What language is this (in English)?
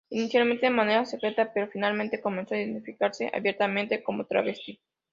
Spanish